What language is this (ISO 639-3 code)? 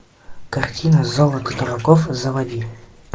rus